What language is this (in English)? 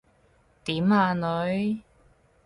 Cantonese